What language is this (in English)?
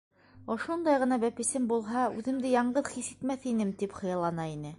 Bashkir